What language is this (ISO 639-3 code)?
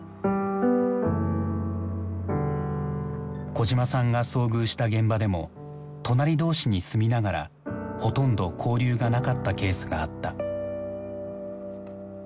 jpn